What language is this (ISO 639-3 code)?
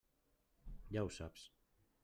cat